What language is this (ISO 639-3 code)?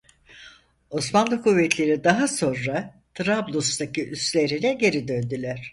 tur